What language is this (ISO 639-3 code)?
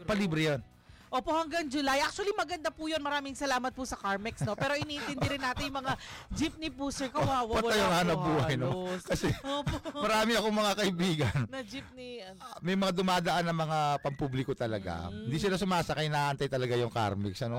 fil